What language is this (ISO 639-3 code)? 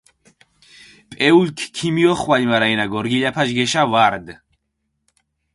xmf